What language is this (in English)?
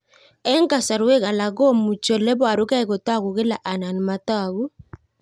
Kalenjin